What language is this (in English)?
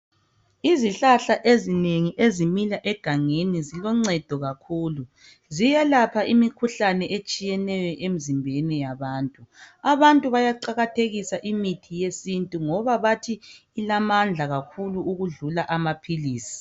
North Ndebele